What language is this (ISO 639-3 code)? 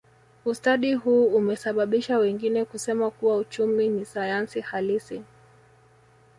swa